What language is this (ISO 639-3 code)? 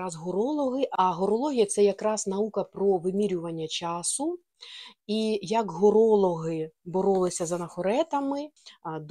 ukr